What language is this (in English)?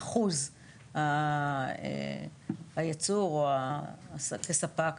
Hebrew